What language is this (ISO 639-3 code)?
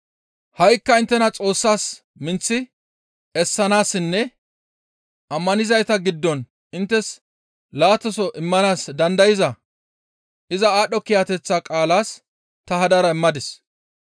gmv